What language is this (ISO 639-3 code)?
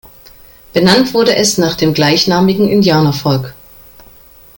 deu